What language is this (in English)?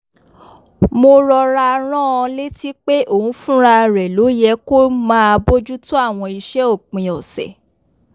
Yoruba